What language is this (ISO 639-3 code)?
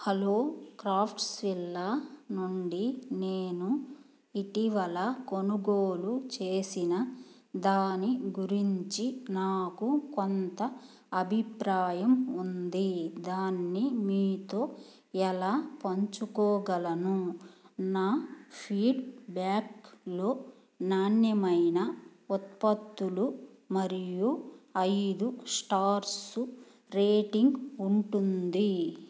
tel